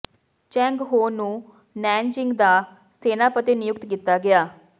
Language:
Punjabi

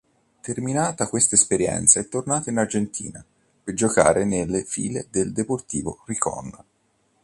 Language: Italian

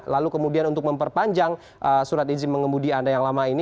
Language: Indonesian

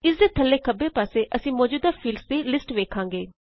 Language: Punjabi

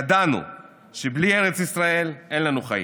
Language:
Hebrew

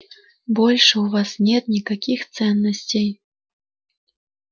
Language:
Russian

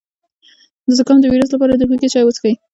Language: Pashto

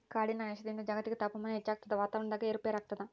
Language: Kannada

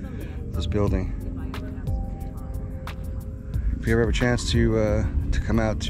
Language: English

